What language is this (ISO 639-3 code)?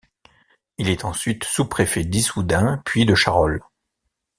fra